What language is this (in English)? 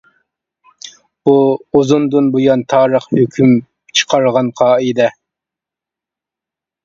Uyghur